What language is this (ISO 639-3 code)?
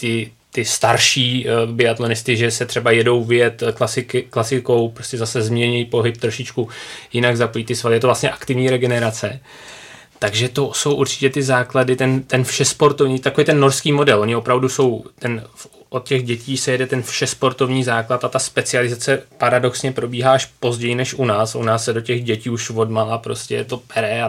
ces